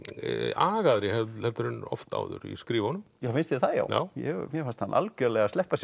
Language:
Icelandic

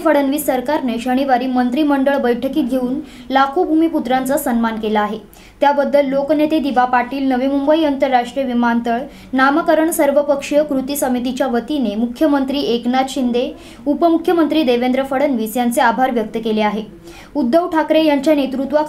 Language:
Hindi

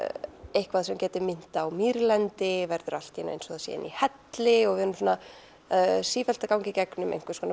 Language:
Icelandic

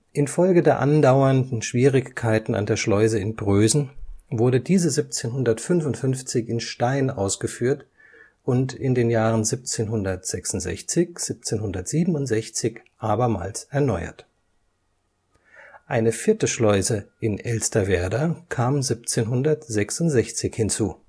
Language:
German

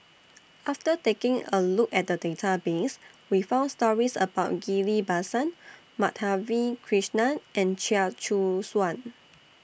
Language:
English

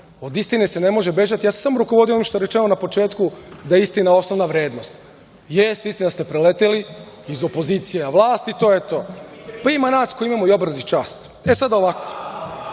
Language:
Serbian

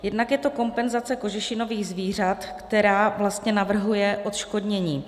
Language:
Czech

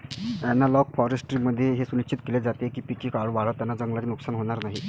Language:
Marathi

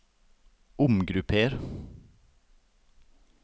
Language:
Norwegian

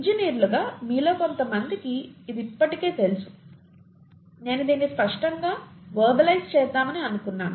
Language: Telugu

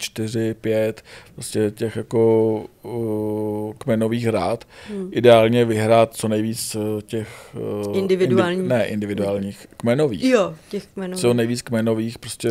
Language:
Czech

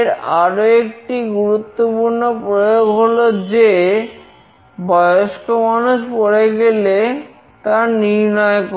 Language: Bangla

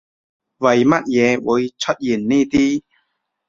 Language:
Cantonese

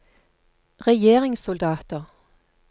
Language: Norwegian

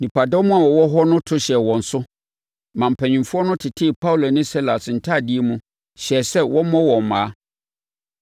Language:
Akan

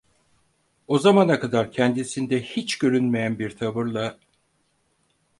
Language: Turkish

